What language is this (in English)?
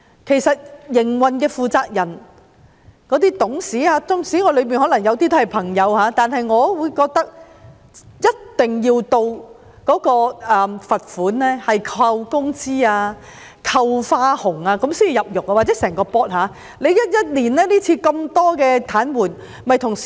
Cantonese